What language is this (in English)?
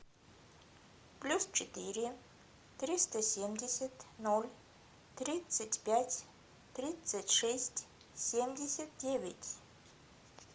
Russian